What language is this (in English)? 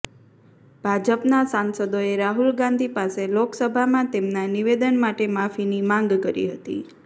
Gujarati